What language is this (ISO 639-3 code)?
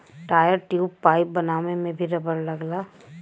bho